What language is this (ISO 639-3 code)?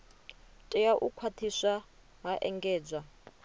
ven